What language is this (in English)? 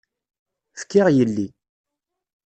Kabyle